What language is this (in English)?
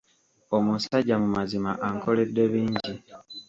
Ganda